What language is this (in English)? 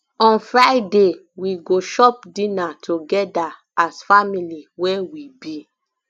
Nigerian Pidgin